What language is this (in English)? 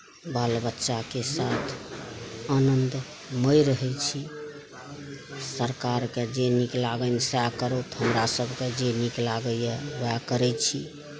Maithili